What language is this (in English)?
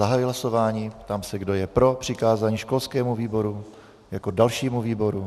Czech